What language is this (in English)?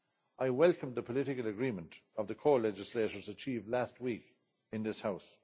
English